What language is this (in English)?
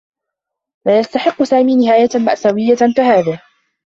Arabic